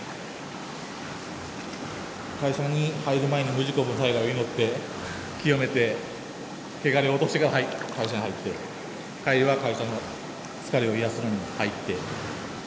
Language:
Japanese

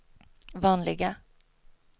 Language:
Swedish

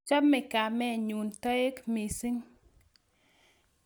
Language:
Kalenjin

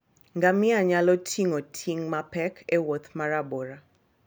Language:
Luo (Kenya and Tanzania)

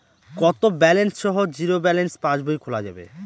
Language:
Bangla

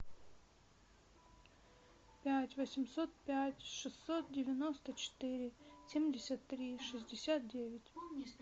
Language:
Russian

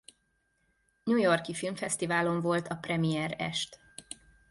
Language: Hungarian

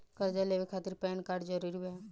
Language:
Bhojpuri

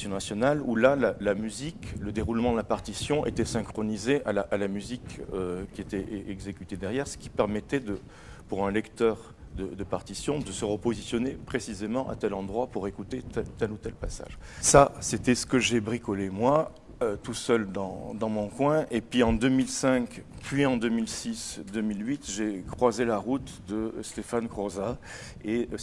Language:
French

